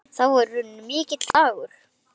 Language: Icelandic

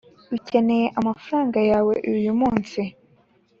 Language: Kinyarwanda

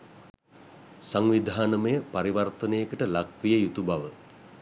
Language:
Sinhala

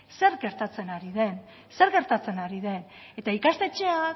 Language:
Basque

